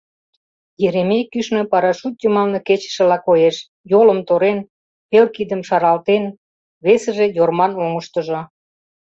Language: Mari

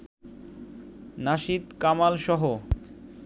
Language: Bangla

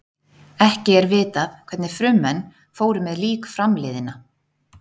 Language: Icelandic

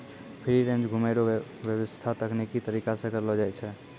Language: Maithili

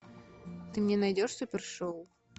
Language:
Russian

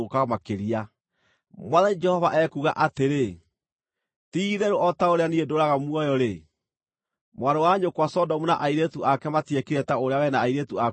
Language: Kikuyu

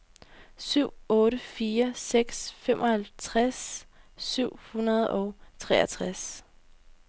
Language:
Danish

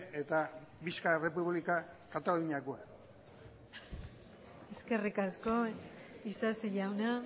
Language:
Basque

